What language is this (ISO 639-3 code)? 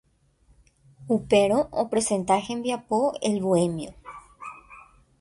grn